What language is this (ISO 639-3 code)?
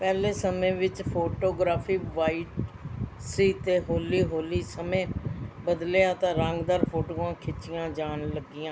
pan